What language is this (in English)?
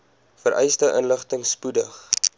Afrikaans